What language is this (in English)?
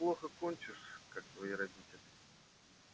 Russian